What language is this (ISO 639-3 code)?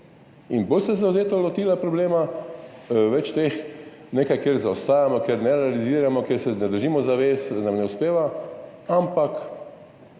slv